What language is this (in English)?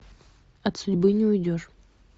Russian